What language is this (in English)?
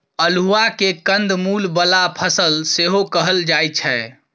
Maithili